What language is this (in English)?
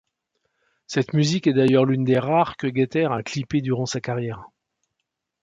French